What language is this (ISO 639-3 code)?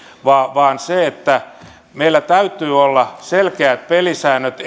fin